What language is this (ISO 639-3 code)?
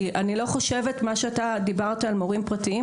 heb